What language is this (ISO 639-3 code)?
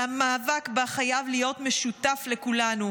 heb